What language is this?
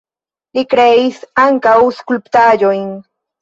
Esperanto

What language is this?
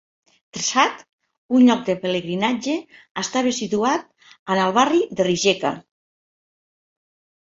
Catalan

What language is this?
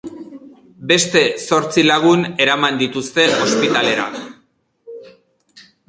Basque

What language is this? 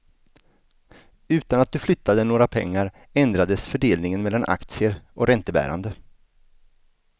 Swedish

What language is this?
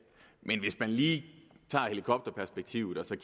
Danish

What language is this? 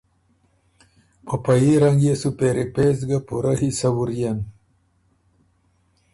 Ormuri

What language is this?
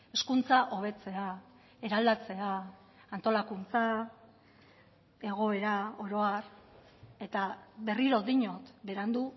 Basque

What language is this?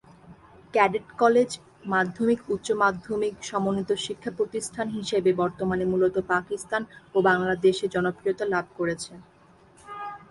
Bangla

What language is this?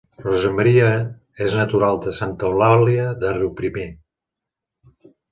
Catalan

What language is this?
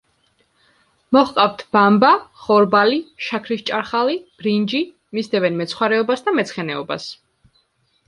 Georgian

